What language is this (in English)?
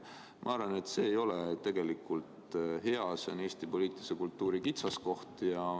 Estonian